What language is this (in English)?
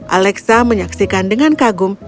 Indonesian